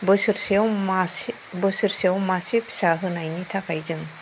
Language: Bodo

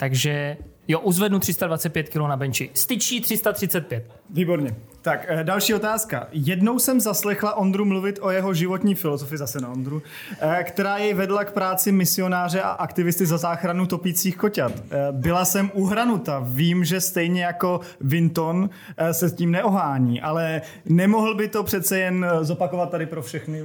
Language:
Czech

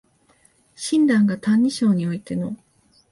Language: Japanese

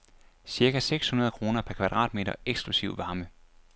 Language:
Danish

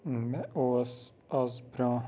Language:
Kashmiri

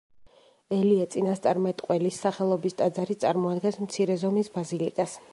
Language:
Georgian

